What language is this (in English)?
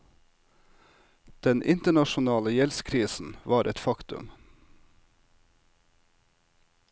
Norwegian